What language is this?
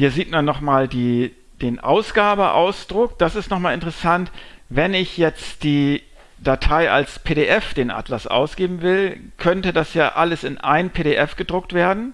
German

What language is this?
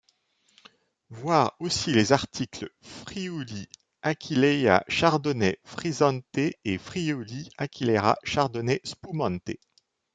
French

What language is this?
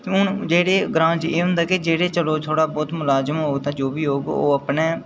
Dogri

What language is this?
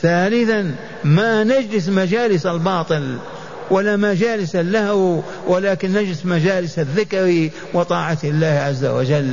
Arabic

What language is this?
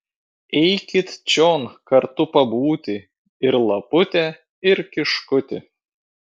Lithuanian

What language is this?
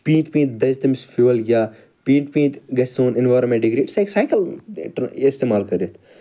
Kashmiri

